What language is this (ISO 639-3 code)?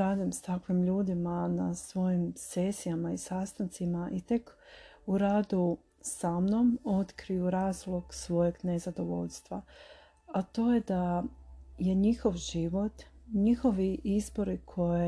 hrv